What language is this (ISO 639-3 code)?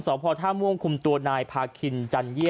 tha